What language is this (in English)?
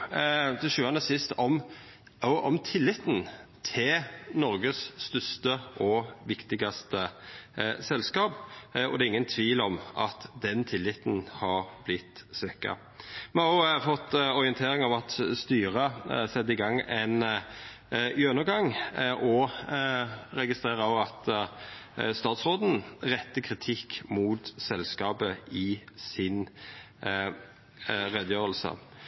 Norwegian Nynorsk